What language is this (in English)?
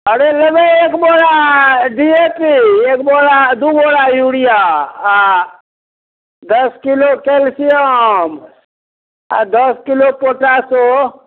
Maithili